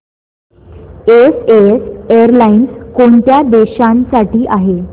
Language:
Marathi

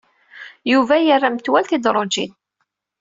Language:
Kabyle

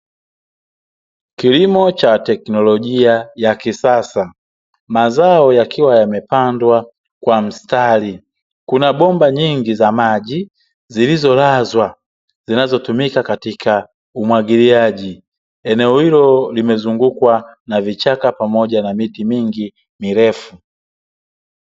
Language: Swahili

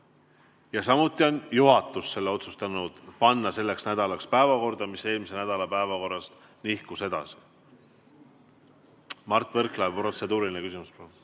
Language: Estonian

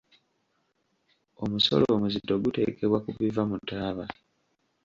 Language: Ganda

